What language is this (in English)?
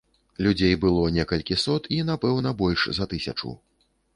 Belarusian